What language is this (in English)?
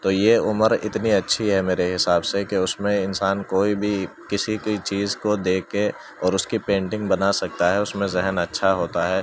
Urdu